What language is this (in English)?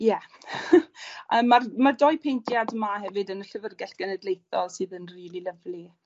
Welsh